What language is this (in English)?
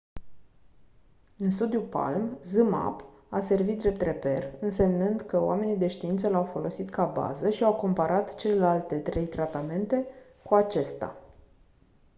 Romanian